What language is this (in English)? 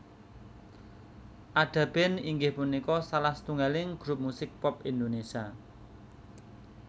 Javanese